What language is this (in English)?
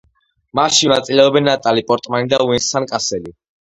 Georgian